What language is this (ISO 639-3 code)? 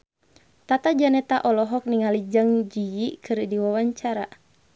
sun